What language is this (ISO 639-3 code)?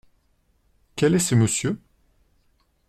fra